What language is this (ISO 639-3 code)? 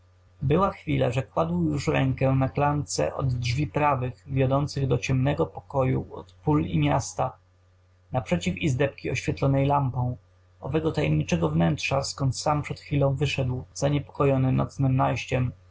pol